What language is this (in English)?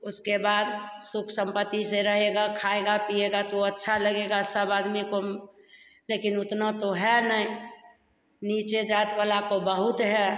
Hindi